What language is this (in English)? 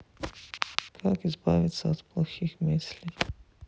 Russian